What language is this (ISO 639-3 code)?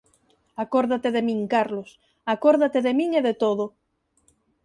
glg